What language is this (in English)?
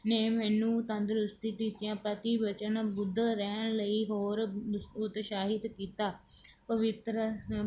Punjabi